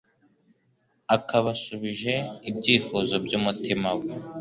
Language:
Kinyarwanda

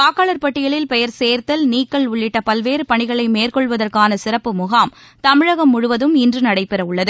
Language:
Tamil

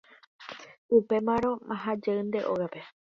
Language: Guarani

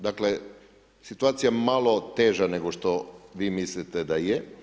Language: Croatian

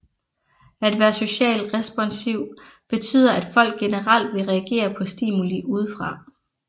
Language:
Danish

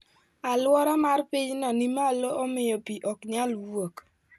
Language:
Luo (Kenya and Tanzania)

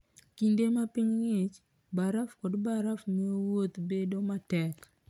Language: Luo (Kenya and Tanzania)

